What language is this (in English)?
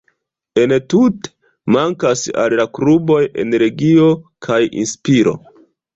Esperanto